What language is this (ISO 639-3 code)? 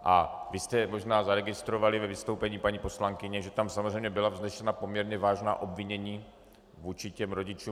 ces